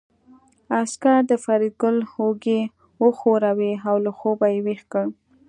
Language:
Pashto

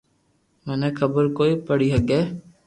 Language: Loarki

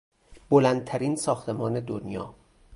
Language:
Persian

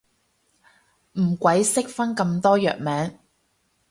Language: Cantonese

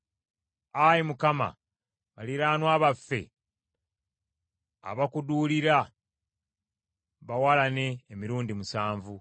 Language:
Ganda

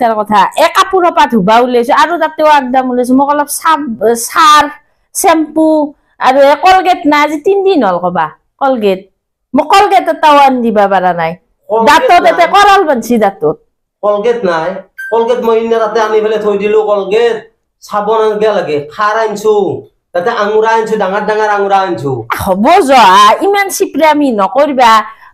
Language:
Indonesian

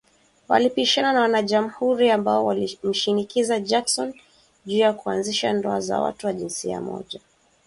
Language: Swahili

